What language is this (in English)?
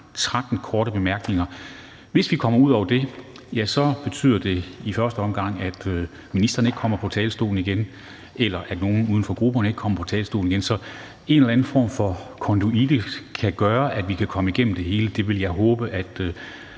Danish